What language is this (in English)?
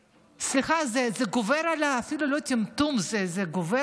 Hebrew